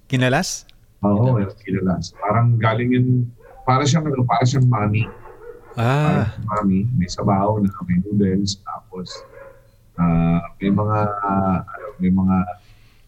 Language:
Filipino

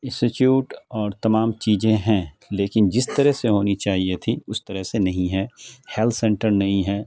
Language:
Urdu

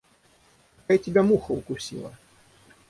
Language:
Russian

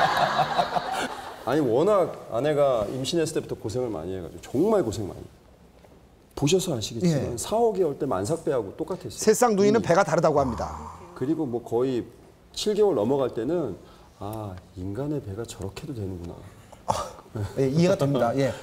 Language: Korean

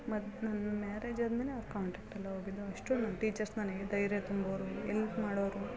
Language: Kannada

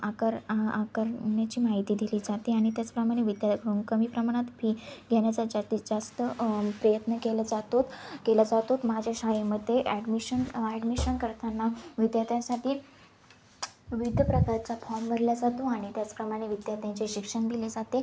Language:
Marathi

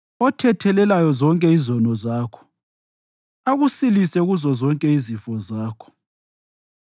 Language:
North Ndebele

